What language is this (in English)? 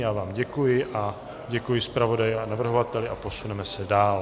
Czech